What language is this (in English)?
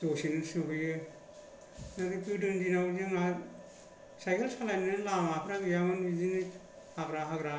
Bodo